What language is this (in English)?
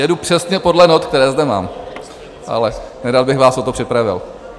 Czech